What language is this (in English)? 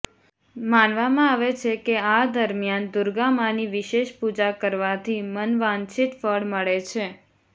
Gujarati